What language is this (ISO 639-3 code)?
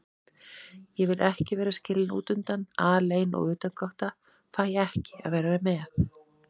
isl